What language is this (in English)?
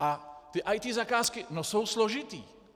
Czech